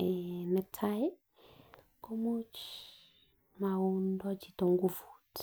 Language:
Kalenjin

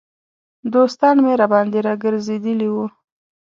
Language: Pashto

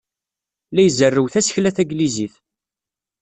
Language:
Kabyle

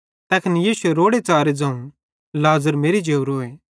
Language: Bhadrawahi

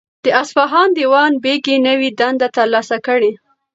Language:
Pashto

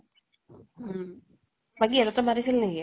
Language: Assamese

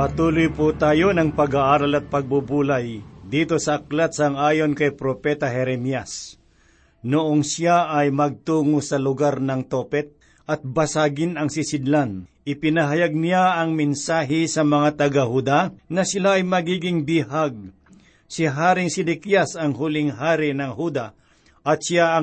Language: Filipino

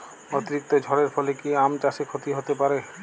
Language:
Bangla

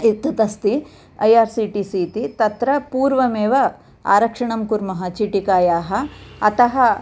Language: Sanskrit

